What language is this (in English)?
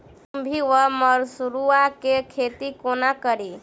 Maithili